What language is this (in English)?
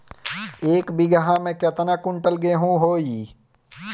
Bhojpuri